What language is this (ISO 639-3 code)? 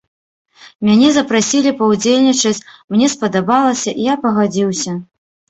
bel